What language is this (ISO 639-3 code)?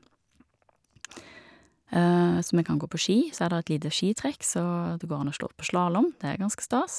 nor